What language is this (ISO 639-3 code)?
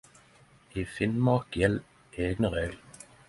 nno